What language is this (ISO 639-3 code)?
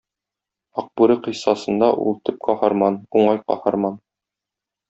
tat